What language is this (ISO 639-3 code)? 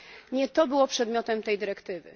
pol